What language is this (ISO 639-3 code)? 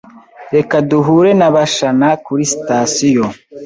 kin